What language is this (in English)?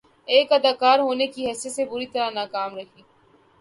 Urdu